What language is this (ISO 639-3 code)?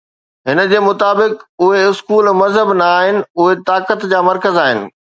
snd